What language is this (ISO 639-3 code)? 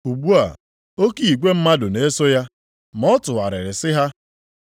ibo